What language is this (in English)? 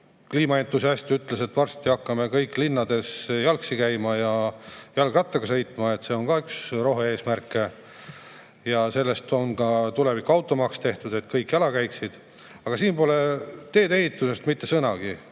Estonian